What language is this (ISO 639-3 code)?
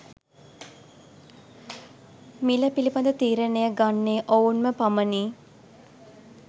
sin